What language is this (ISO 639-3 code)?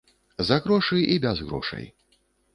bel